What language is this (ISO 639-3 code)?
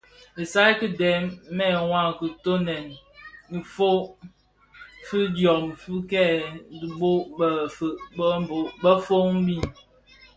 ksf